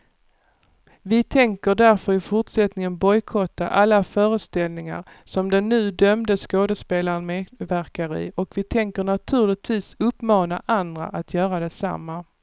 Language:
Swedish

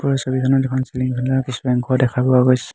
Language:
Assamese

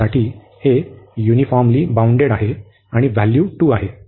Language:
Marathi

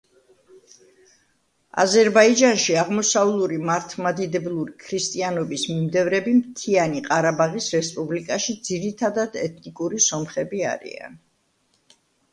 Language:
Georgian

